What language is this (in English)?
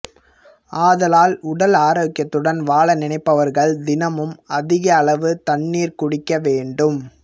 Tamil